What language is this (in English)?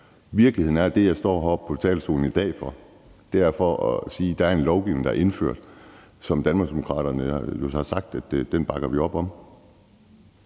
Danish